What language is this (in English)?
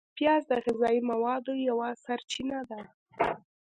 Pashto